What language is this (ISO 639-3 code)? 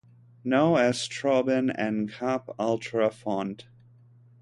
cat